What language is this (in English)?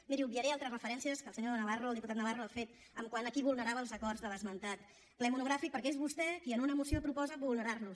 Catalan